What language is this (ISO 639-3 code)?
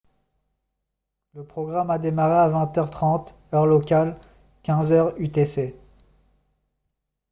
fra